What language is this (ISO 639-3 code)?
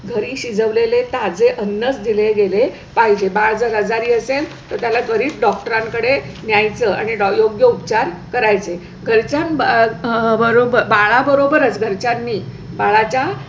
mar